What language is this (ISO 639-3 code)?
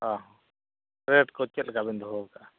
sat